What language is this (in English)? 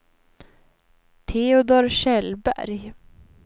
Swedish